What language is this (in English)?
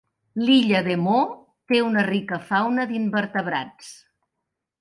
Catalan